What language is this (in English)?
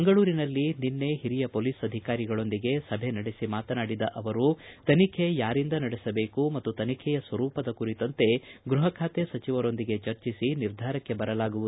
Kannada